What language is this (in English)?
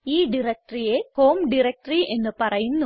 Malayalam